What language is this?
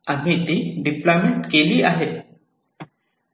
Marathi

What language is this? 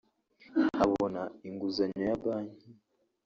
Kinyarwanda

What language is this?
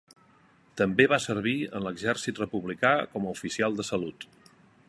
Catalan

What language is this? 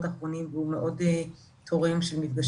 Hebrew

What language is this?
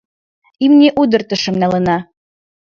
Mari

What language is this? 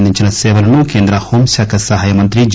Telugu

